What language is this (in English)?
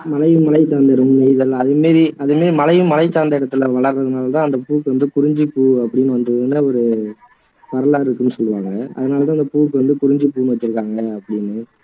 Tamil